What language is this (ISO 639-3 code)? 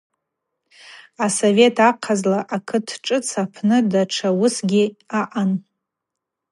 abq